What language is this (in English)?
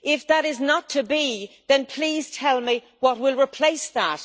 English